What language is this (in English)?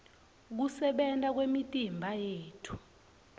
Swati